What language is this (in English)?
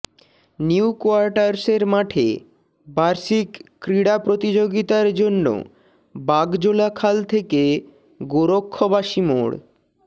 Bangla